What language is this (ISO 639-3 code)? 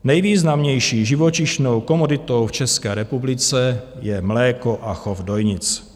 ces